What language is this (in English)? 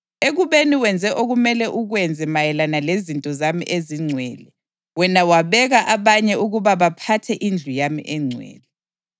North Ndebele